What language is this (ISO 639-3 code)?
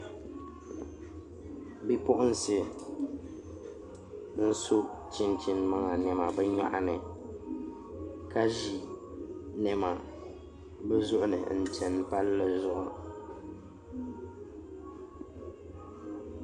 dag